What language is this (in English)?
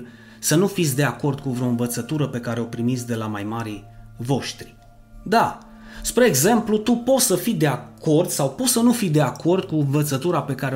Romanian